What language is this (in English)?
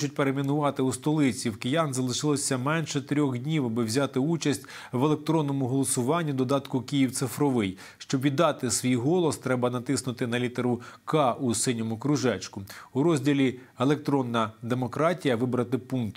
Ukrainian